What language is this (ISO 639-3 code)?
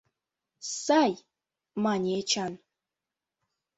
chm